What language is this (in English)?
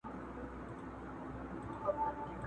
Pashto